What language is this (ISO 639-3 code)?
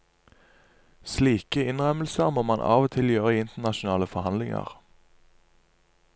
nor